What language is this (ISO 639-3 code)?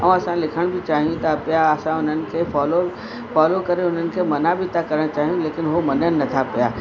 snd